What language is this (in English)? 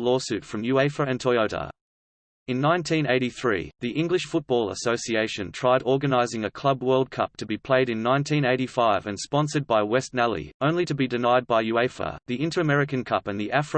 English